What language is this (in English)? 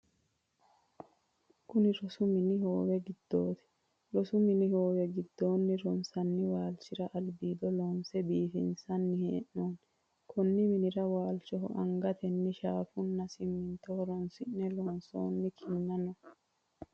Sidamo